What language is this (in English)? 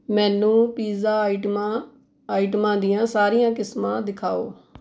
Punjabi